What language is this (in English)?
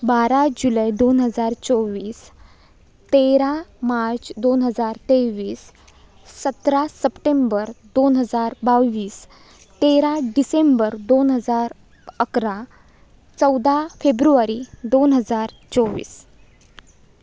Marathi